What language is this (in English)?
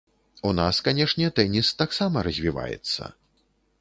Belarusian